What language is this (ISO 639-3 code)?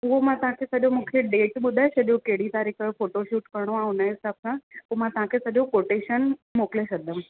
snd